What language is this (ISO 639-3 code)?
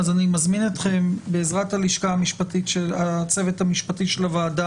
heb